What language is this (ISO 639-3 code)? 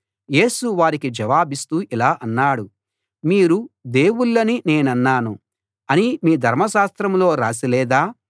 tel